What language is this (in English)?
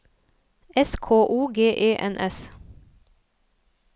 Norwegian